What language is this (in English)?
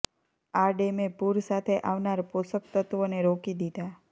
Gujarati